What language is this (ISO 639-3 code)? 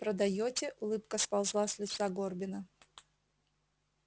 rus